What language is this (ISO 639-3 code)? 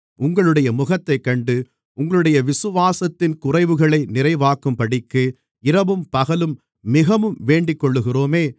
tam